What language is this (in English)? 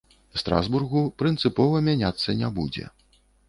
Belarusian